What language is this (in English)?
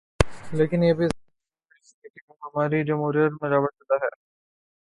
Urdu